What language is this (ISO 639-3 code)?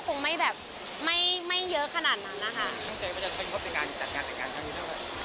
tha